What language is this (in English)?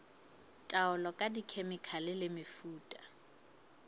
Southern Sotho